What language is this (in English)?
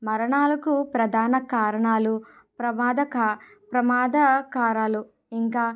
Telugu